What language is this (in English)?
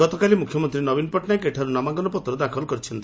Odia